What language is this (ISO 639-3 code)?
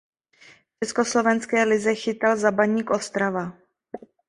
ces